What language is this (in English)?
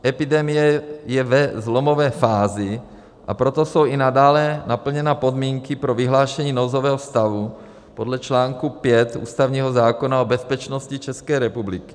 Czech